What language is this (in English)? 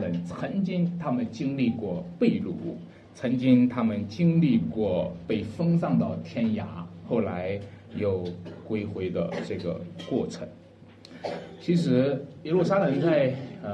Chinese